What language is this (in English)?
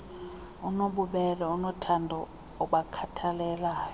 Xhosa